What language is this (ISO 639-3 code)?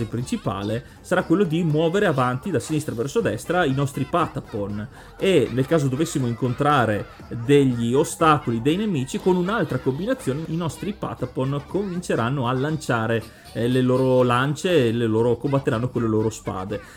ita